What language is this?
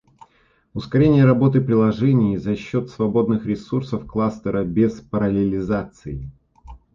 Russian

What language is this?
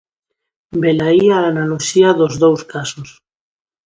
Galician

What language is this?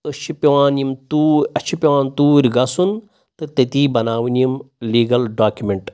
Kashmiri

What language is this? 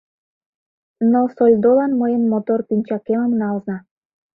Mari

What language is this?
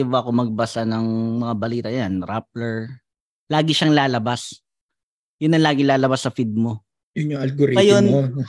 Filipino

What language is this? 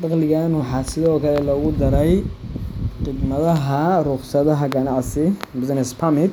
Somali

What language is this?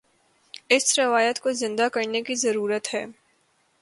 Urdu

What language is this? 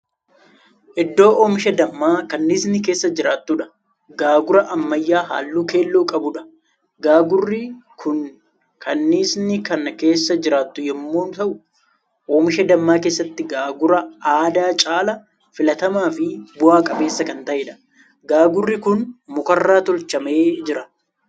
Oromo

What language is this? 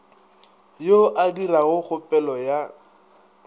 Northern Sotho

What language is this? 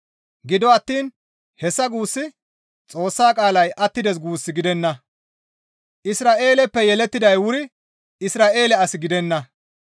Gamo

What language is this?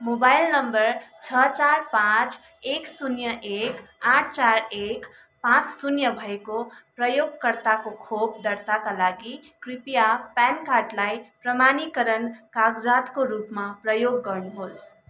Nepali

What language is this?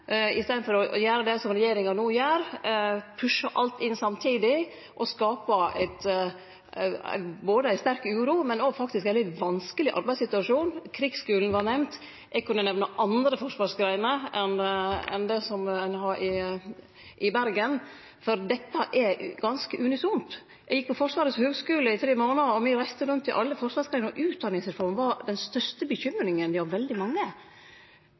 Norwegian Nynorsk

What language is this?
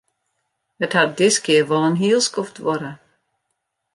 Western Frisian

